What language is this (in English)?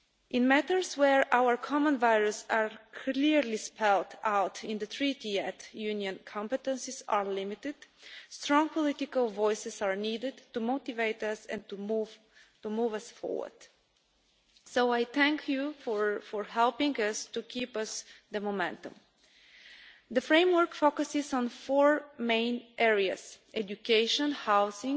English